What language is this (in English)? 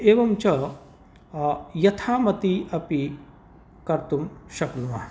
Sanskrit